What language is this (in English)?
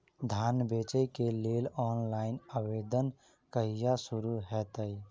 Maithili